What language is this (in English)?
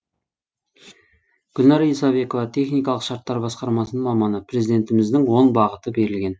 Kazakh